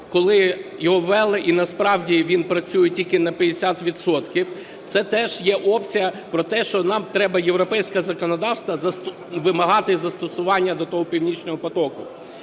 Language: Ukrainian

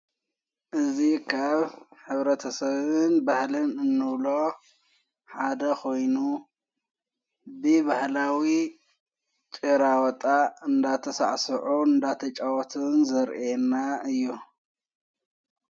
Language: Tigrinya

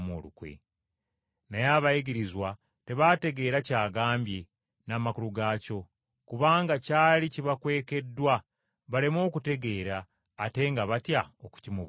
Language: Ganda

